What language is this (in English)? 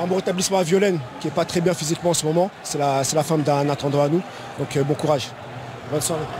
French